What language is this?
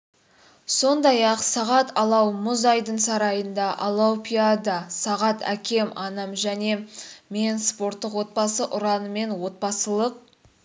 Kazakh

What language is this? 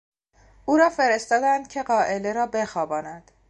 Persian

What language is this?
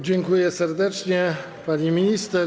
Polish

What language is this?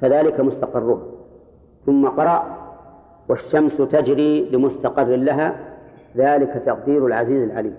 Arabic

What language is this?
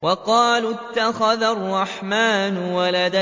Arabic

